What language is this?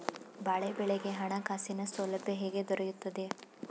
Kannada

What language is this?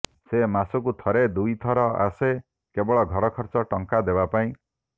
Odia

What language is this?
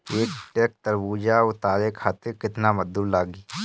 Bhojpuri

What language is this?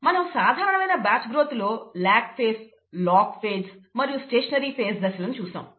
Telugu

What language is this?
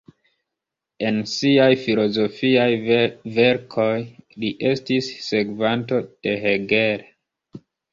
Esperanto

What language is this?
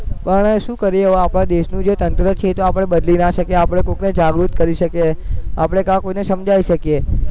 Gujarati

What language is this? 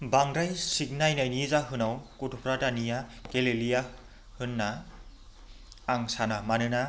Bodo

